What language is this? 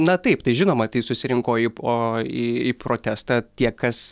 Lithuanian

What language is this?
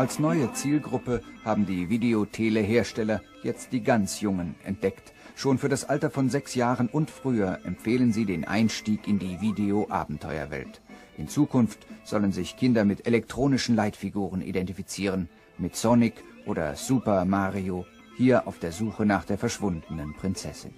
German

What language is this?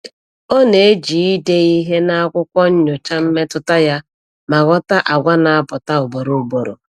Igbo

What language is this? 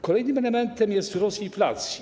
Polish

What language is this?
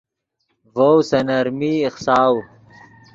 Yidgha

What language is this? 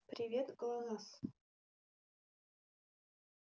Russian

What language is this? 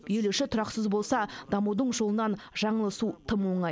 Kazakh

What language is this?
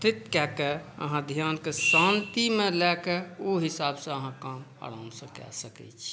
Maithili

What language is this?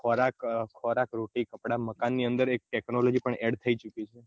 Gujarati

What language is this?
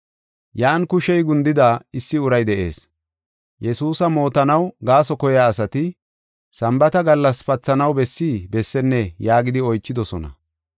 Gofa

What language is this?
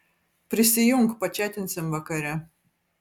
Lithuanian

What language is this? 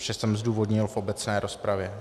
Czech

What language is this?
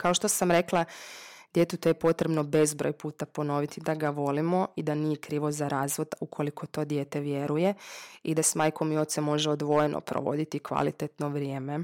Croatian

